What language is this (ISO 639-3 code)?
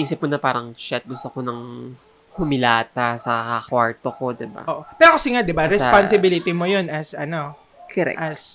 fil